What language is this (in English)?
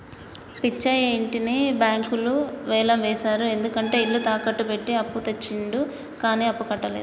Telugu